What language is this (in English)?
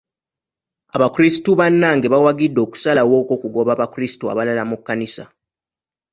Ganda